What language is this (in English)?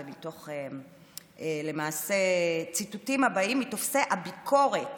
Hebrew